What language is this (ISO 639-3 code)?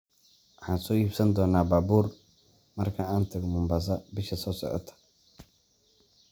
som